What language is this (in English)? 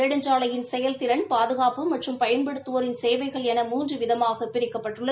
Tamil